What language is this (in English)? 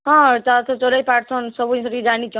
Odia